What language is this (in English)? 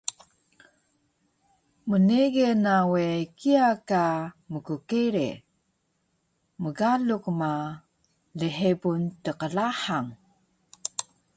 Taroko